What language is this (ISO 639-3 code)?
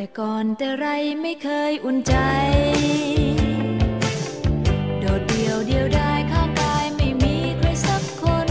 tha